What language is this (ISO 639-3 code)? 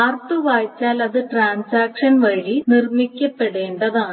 mal